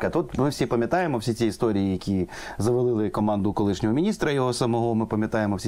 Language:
Ukrainian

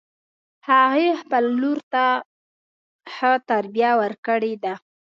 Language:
Pashto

